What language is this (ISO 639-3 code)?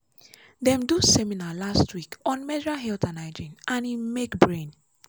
pcm